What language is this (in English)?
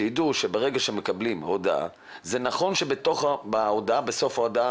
Hebrew